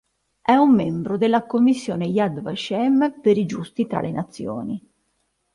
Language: Italian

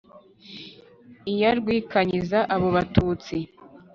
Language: Kinyarwanda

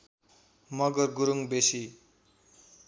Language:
Nepali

